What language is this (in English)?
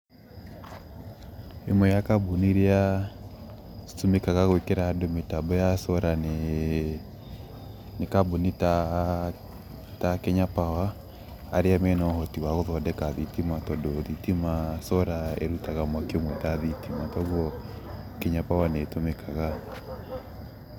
Kikuyu